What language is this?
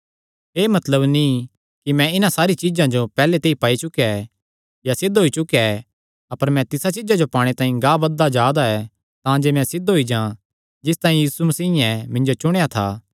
Kangri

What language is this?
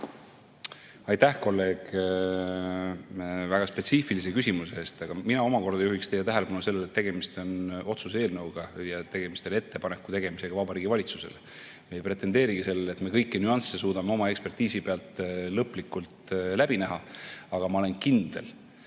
Estonian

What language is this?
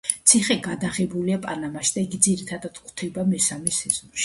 Georgian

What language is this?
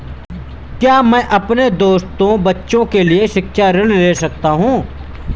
Hindi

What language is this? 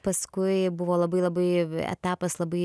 Lithuanian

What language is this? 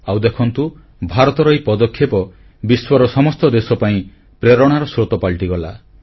Odia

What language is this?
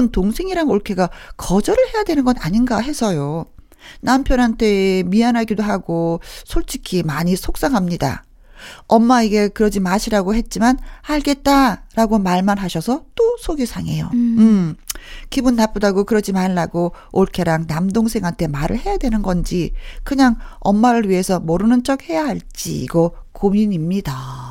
Korean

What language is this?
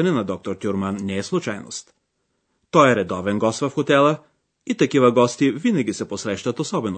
Bulgarian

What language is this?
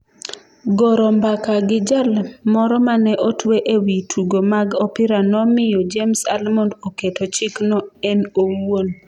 Luo (Kenya and Tanzania)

